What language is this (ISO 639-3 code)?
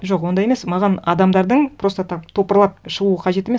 kaz